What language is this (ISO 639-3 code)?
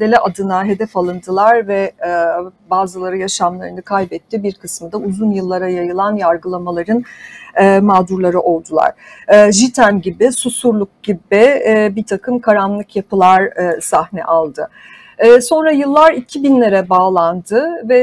tur